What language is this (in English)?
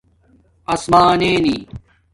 Domaaki